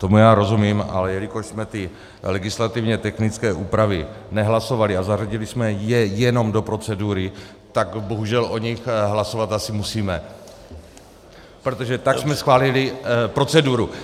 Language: Czech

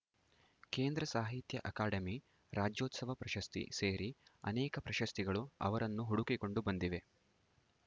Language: Kannada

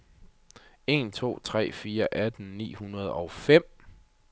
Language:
Danish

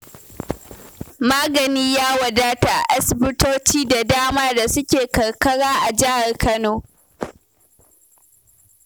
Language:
Hausa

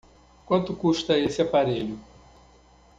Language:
Portuguese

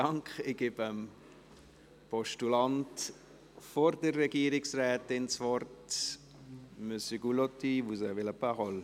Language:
Swiss German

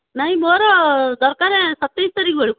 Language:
Odia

